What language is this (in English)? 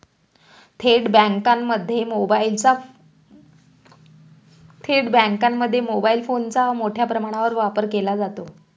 Marathi